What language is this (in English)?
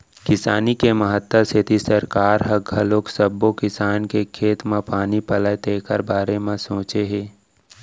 Chhattisgarhi